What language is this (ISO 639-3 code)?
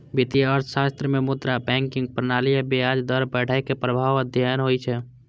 mai